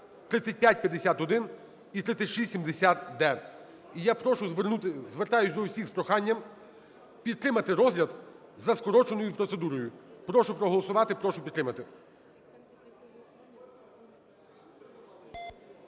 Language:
Ukrainian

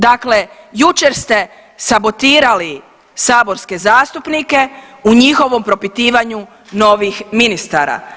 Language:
Croatian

